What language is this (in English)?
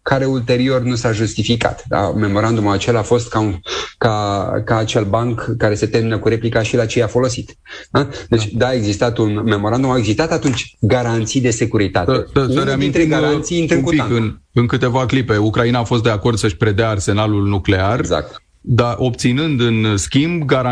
Romanian